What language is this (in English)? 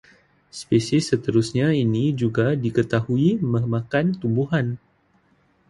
Malay